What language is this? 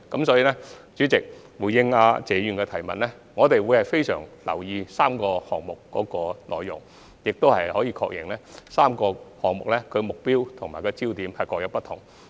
Cantonese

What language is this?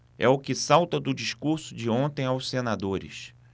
Portuguese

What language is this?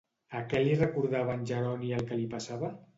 Catalan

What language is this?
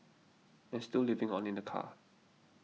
English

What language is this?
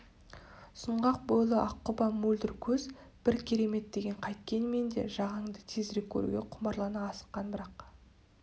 Kazakh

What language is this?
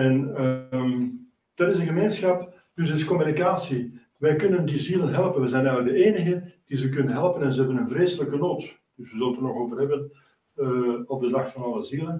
Dutch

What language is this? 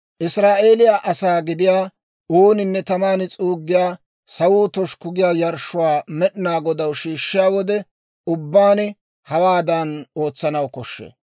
Dawro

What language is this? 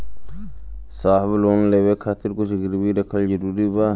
Bhojpuri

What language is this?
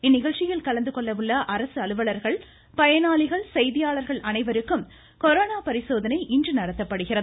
Tamil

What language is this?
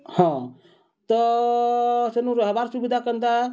Odia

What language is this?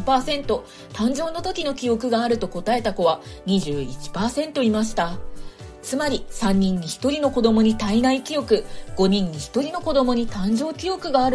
Japanese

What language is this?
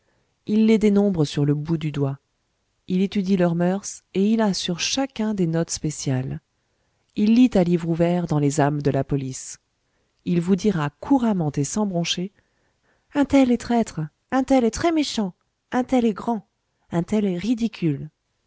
French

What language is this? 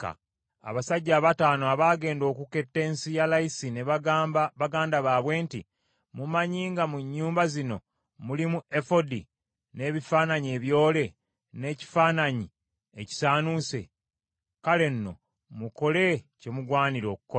Ganda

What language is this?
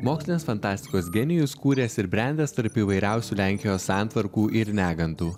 Lithuanian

